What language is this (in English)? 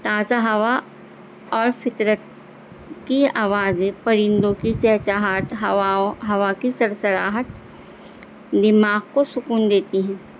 Urdu